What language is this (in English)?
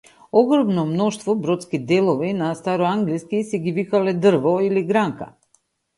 Macedonian